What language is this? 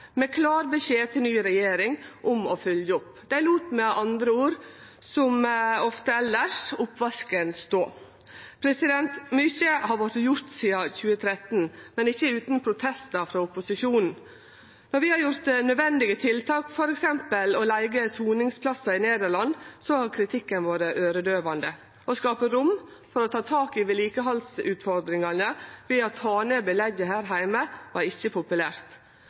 Norwegian Nynorsk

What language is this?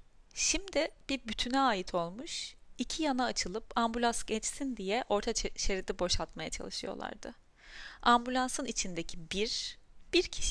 Turkish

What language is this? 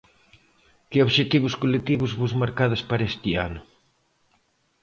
Galician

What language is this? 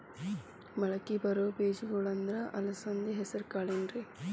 Kannada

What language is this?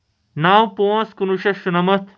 Kashmiri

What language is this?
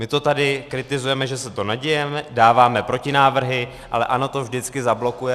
Czech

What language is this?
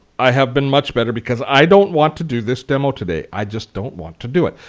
English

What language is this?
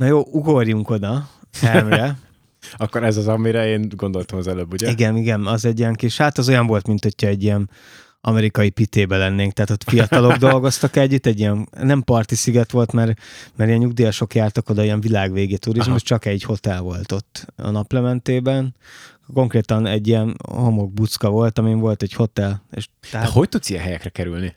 Hungarian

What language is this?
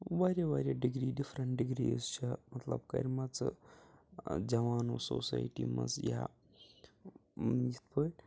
Kashmiri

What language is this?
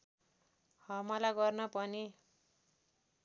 Nepali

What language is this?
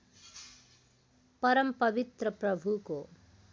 Nepali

